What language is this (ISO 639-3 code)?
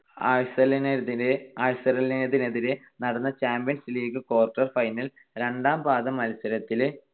mal